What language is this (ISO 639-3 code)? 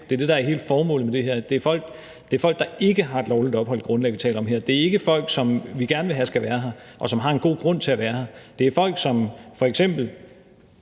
dan